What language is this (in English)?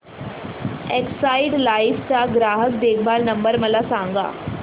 Marathi